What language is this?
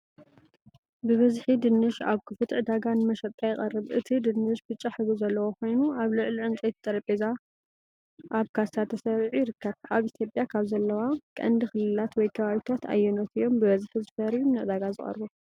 Tigrinya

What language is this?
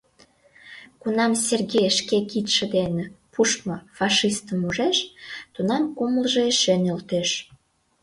Mari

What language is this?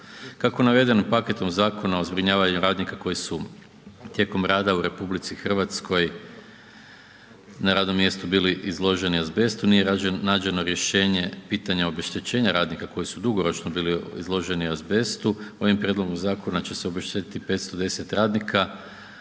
Croatian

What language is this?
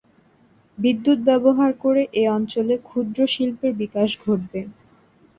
Bangla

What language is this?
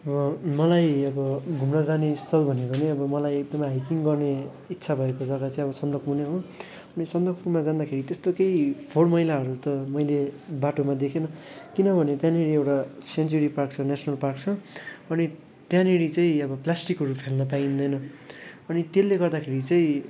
Nepali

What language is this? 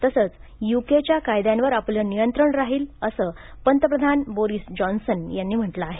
Marathi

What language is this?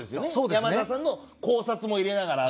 Japanese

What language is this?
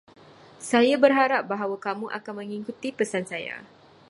Malay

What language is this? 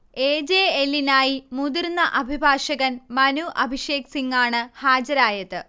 Malayalam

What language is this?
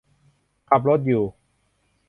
Thai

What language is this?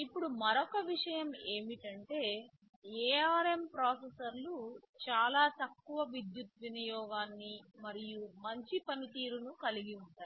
Telugu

